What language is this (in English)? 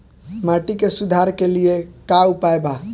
Bhojpuri